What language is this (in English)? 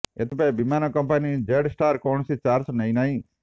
Odia